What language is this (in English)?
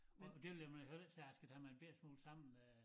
Danish